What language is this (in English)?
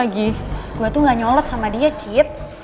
Indonesian